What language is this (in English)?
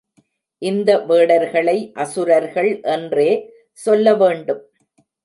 Tamil